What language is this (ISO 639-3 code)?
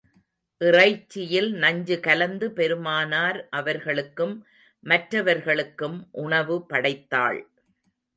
tam